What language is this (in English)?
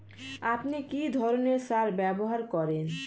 Bangla